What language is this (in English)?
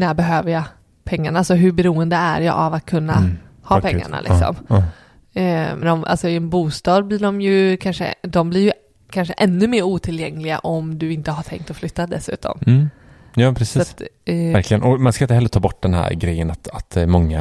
Swedish